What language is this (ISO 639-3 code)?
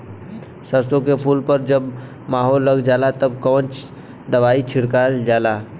bho